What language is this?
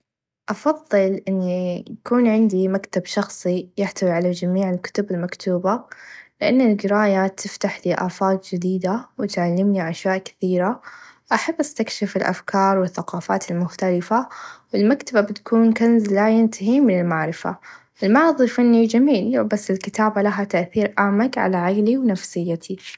Najdi Arabic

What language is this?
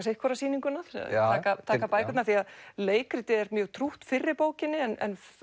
Icelandic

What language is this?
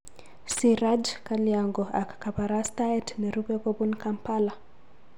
Kalenjin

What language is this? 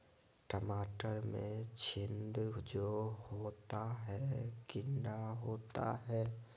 Magahi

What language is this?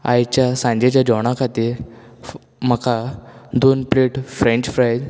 Konkani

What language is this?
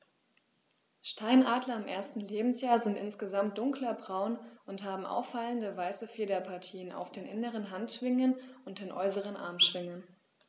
German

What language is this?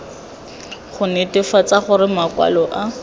Tswana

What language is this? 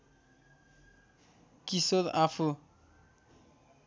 Nepali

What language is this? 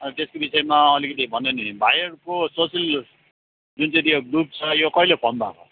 Nepali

